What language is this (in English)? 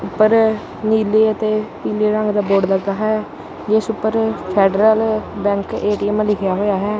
Punjabi